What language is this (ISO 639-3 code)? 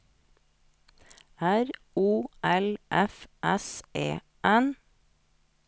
nor